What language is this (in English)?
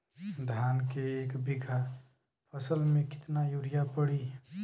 Bhojpuri